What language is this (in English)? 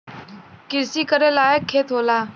Bhojpuri